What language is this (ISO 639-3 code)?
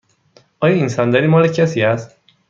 fas